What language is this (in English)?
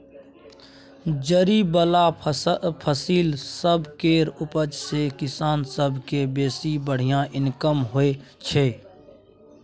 Maithili